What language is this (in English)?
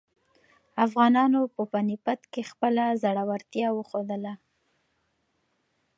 Pashto